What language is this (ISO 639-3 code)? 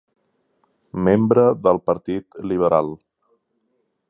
cat